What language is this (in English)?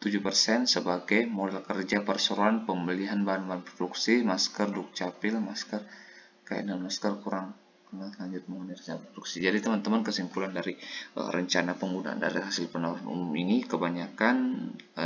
Indonesian